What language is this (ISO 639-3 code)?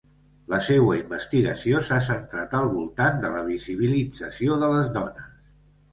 cat